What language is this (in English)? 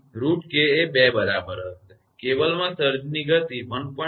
Gujarati